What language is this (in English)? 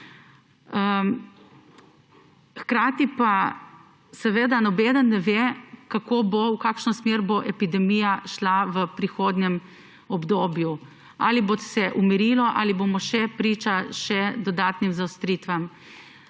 Slovenian